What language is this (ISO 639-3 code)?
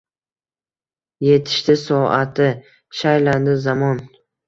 uzb